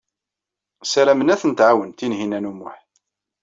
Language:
Kabyle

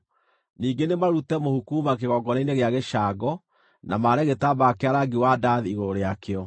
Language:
Kikuyu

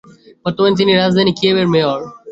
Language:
Bangla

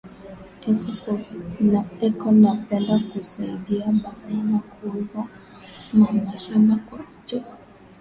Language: Swahili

